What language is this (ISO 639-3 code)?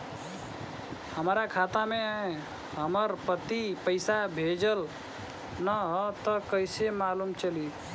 bho